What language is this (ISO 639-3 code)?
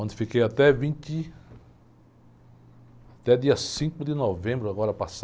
por